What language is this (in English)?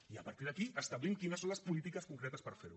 Catalan